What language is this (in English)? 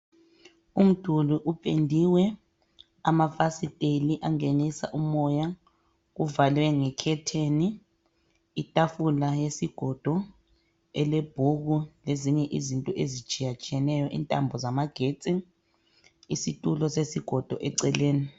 North Ndebele